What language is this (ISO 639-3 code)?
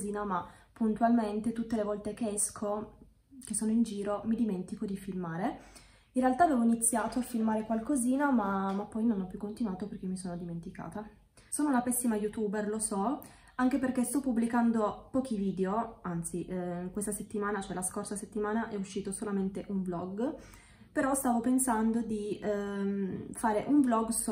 ita